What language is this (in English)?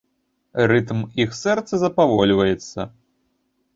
Belarusian